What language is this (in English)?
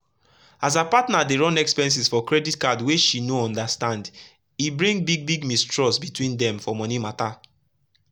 Nigerian Pidgin